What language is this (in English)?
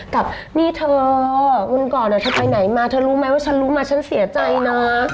Thai